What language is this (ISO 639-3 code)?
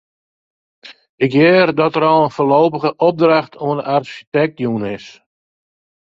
fry